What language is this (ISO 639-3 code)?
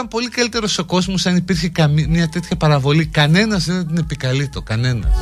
ell